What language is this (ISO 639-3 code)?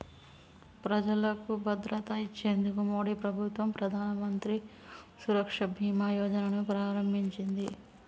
tel